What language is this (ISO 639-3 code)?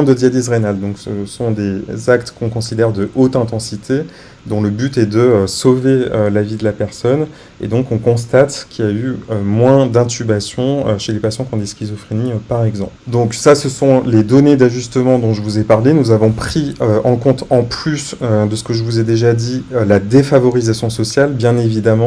fra